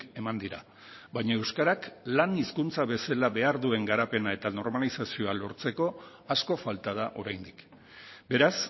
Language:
Basque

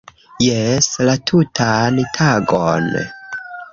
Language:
Esperanto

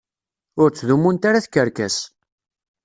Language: Kabyle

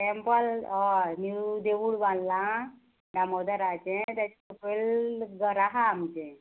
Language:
Konkani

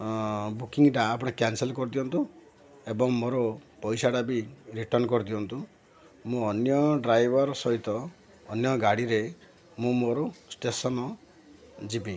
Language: Odia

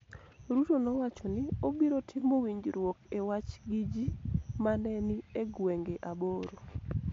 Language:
Luo (Kenya and Tanzania)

